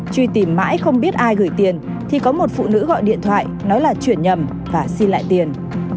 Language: Vietnamese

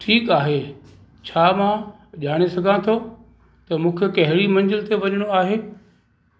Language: Sindhi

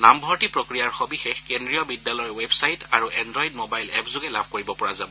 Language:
Assamese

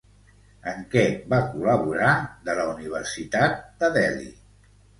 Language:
Catalan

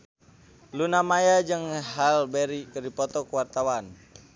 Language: Sundanese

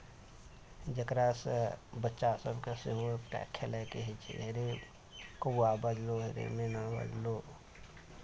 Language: Maithili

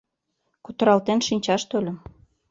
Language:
Mari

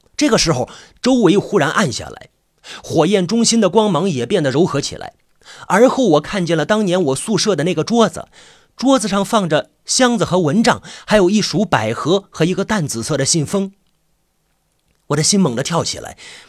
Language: Chinese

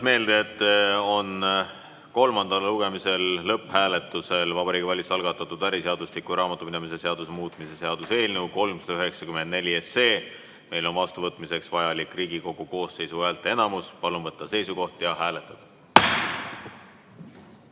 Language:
Estonian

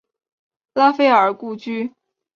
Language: Chinese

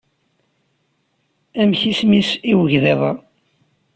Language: Kabyle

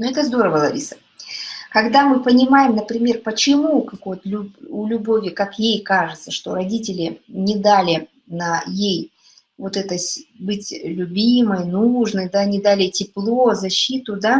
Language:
Russian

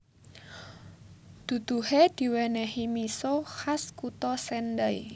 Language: Javanese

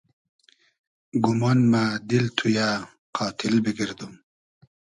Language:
Hazaragi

